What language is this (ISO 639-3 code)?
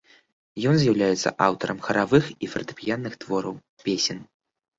bel